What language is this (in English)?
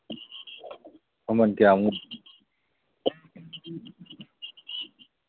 Manipuri